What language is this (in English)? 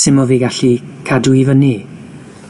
Welsh